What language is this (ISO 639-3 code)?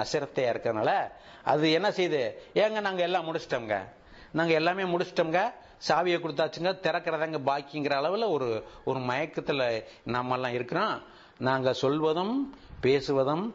tam